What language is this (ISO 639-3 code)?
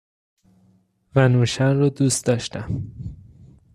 fas